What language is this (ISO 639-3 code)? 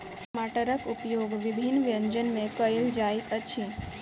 mai